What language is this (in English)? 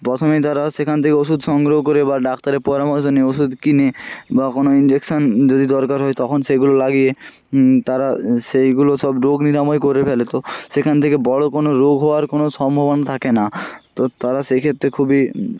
Bangla